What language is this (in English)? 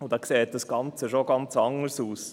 Swiss German